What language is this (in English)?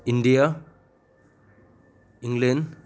Manipuri